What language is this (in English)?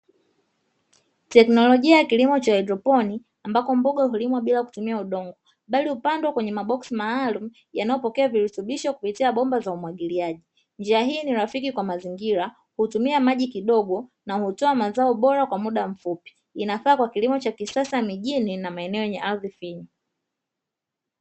Swahili